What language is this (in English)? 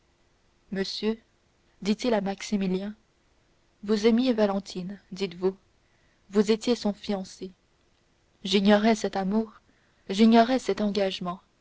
French